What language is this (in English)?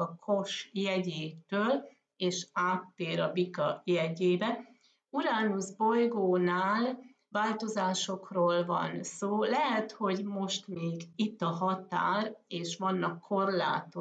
Hungarian